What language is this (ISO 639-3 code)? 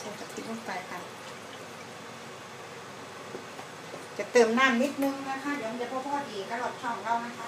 tha